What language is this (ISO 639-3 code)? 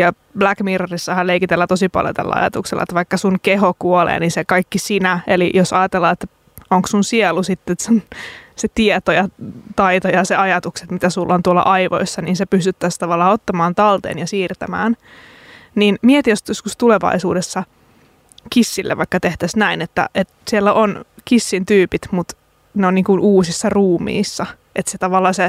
fin